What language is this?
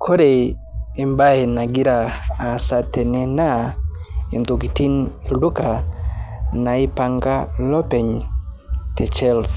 Masai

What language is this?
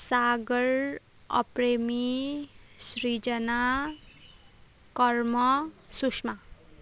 Nepali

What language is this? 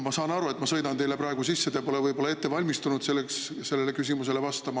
Estonian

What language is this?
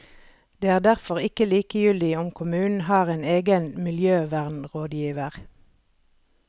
Norwegian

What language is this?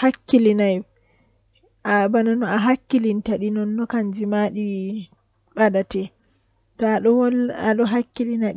Western Niger Fulfulde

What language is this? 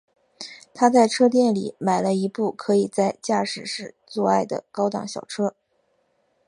Chinese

